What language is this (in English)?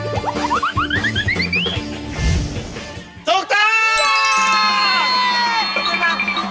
Thai